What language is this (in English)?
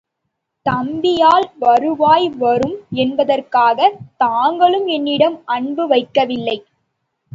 Tamil